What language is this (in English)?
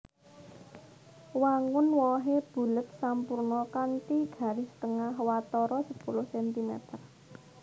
Javanese